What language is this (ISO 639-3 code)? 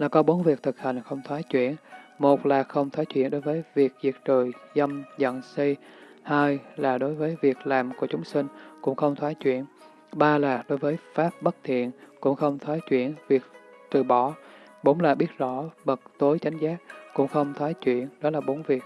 vie